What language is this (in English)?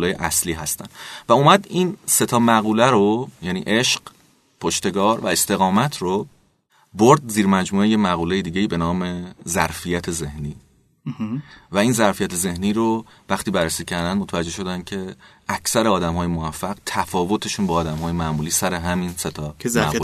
Persian